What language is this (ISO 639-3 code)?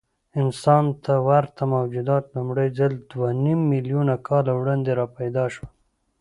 pus